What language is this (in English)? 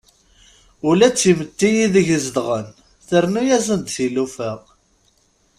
Kabyle